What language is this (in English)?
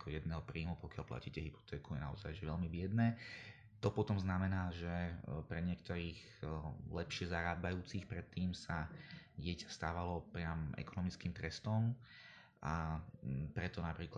Slovak